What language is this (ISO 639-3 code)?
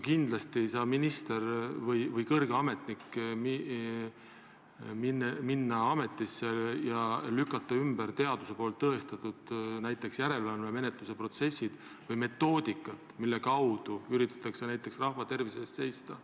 est